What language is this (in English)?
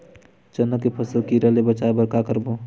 Chhattisgarhi